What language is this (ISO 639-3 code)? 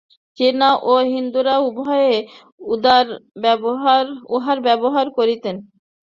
ben